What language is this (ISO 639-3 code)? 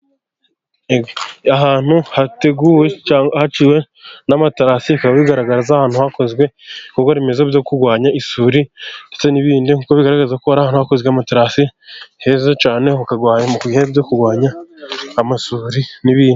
kin